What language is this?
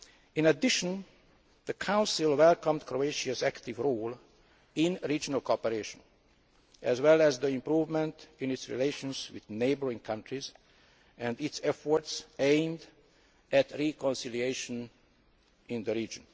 English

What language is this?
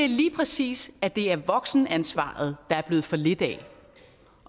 Danish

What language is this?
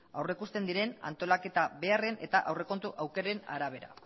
Basque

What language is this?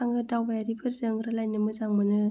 Bodo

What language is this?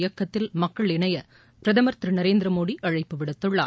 Tamil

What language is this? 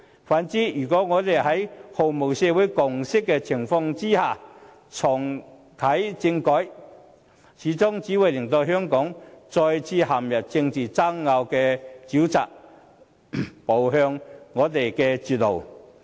Cantonese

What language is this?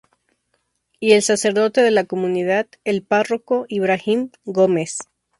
Spanish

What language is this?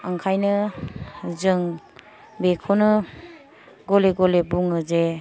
Bodo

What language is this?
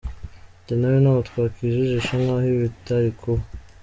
Kinyarwanda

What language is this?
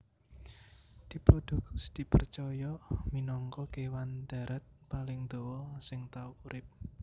Javanese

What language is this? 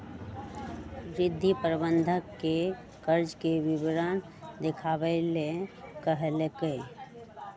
Magahi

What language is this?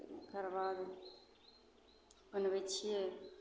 Maithili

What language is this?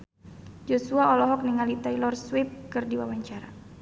Sundanese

